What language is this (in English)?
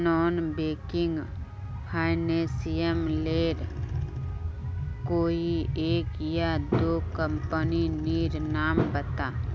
Magahi